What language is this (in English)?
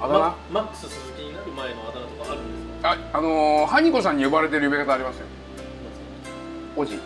Japanese